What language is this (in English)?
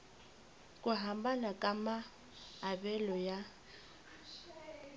Tsonga